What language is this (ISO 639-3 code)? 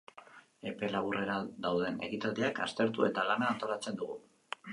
eus